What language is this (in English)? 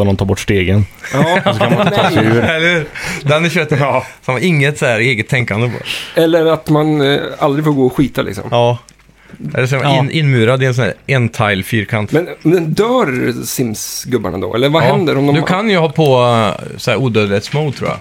Swedish